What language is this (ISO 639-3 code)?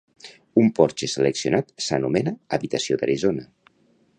cat